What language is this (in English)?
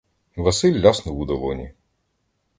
Ukrainian